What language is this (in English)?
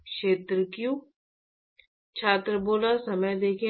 Hindi